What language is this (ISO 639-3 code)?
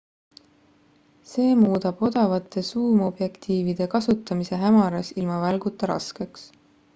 est